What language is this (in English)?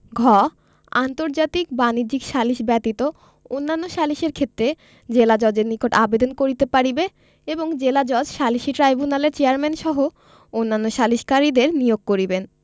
Bangla